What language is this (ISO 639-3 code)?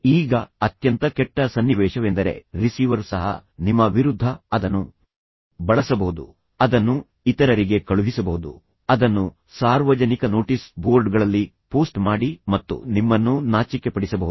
kan